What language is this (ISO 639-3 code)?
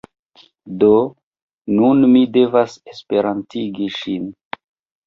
epo